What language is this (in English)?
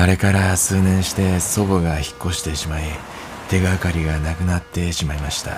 Japanese